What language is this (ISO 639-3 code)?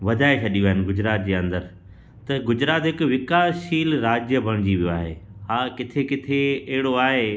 snd